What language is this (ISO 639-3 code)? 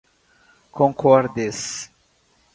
por